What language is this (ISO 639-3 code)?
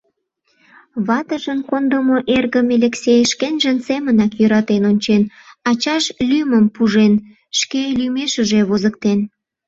chm